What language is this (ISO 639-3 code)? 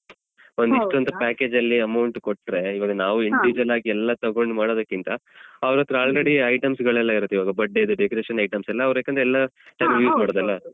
kan